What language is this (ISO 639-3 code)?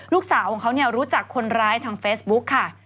tha